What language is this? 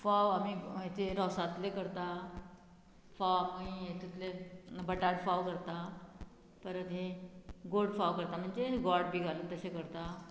Konkani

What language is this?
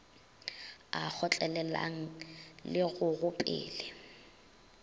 Northern Sotho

